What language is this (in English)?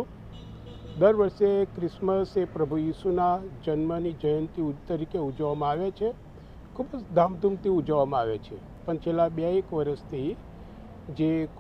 Hindi